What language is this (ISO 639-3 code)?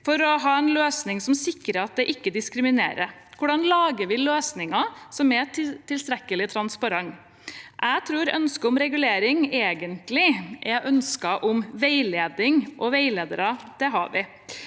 nor